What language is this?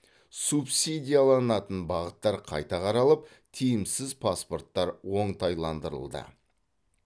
Kazakh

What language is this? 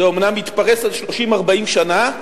Hebrew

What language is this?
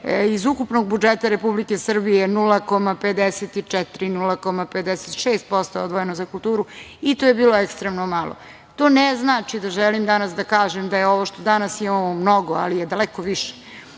Serbian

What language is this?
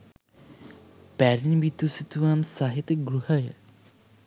Sinhala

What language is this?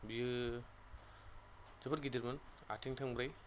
Bodo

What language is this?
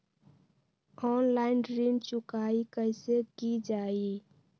Magahi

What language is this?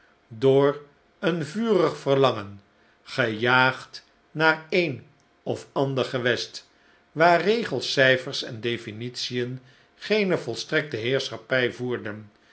Dutch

